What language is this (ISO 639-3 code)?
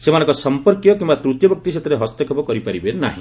ori